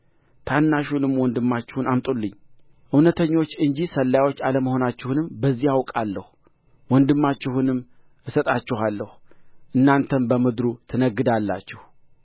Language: Amharic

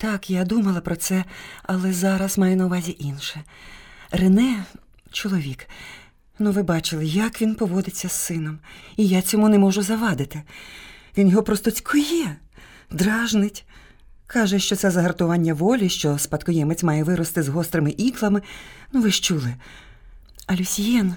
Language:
Ukrainian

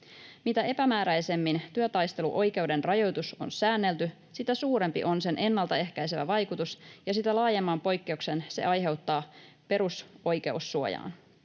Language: Finnish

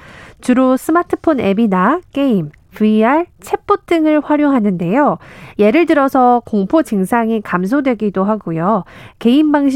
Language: Korean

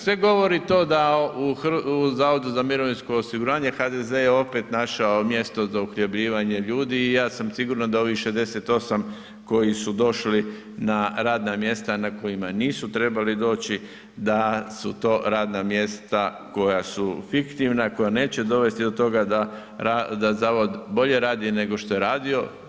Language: Croatian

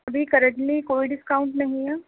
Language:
Urdu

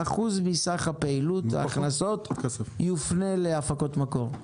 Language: Hebrew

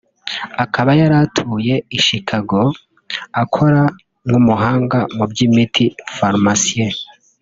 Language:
Kinyarwanda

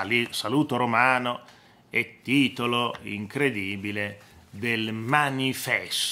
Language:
Italian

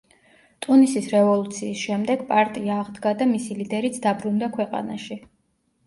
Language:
Georgian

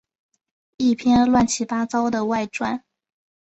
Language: Chinese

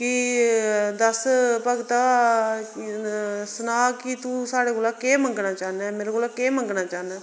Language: Dogri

